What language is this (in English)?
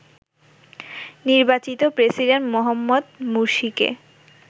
Bangla